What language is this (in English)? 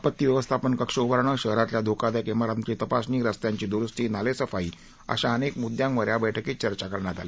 Marathi